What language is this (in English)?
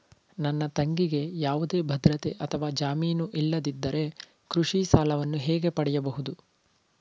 Kannada